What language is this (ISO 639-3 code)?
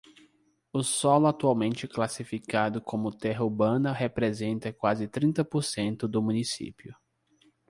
por